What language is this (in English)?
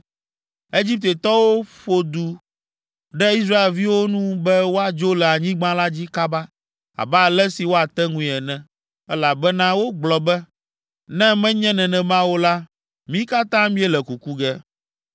Ewe